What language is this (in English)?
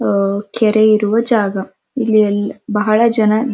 Kannada